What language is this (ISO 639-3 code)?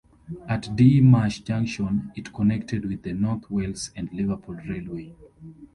eng